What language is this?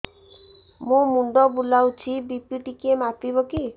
Odia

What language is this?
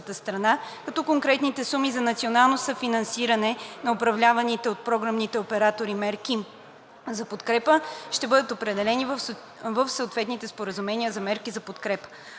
Bulgarian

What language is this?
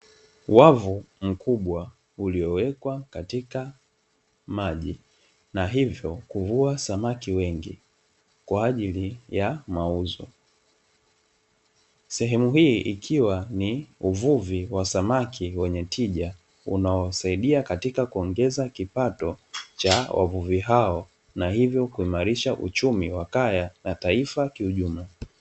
Swahili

